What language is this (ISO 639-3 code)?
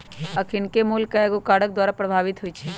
mag